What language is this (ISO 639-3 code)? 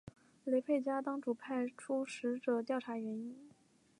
zho